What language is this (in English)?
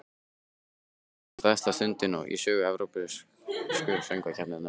Icelandic